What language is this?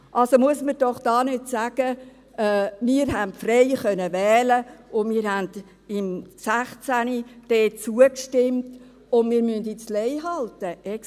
Swiss German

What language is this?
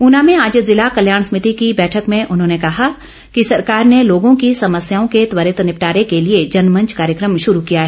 Hindi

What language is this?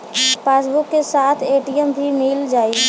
Bhojpuri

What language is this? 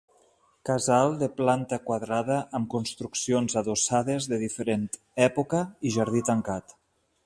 Catalan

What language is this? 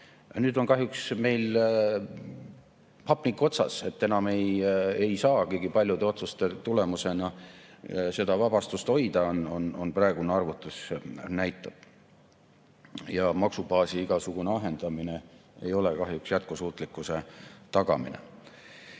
Estonian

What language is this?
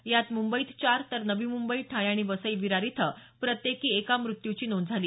Marathi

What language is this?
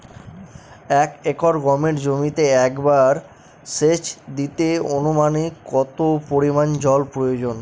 Bangla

